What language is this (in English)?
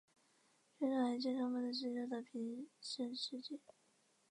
Chinese